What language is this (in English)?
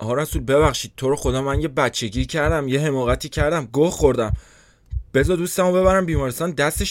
Persian